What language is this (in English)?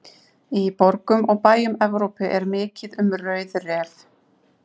Icelandic